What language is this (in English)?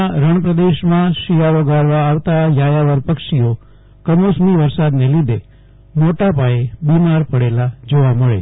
Gujarati